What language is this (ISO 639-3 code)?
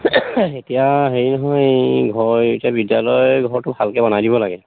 asm